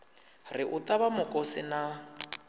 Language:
Venda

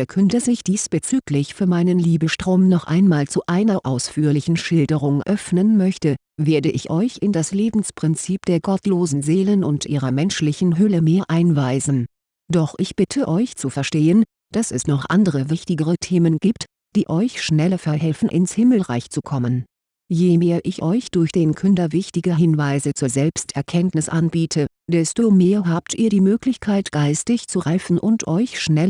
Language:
German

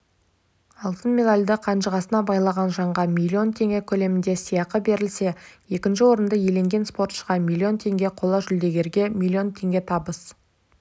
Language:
Kazakh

